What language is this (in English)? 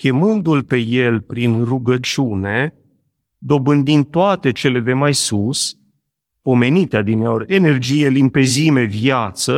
Romanian